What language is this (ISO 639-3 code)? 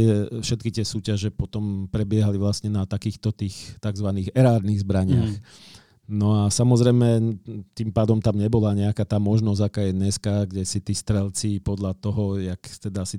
slk